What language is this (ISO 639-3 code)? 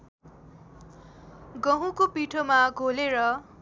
nep